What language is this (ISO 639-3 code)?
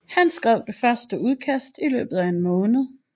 dan